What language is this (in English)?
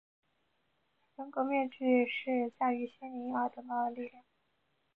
Chinese